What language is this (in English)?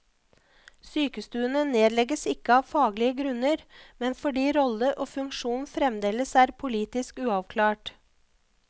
Norwegian